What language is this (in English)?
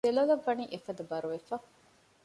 Divehi